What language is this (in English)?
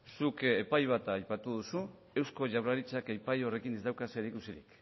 Basque